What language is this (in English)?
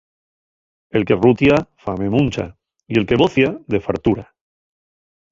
Asturian